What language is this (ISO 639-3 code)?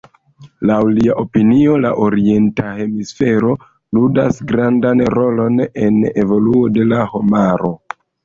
epo